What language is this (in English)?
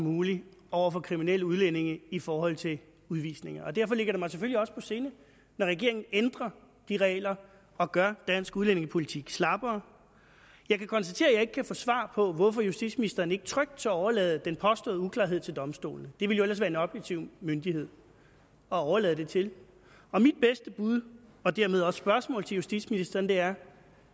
Danish